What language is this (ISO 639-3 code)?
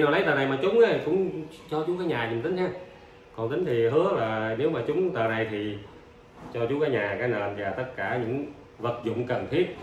vie